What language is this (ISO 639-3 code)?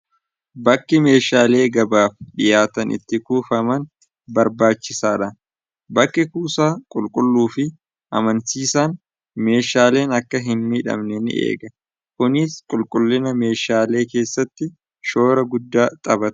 orm